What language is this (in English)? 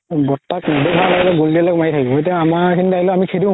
Assamese